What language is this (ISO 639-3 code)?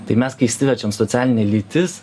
lit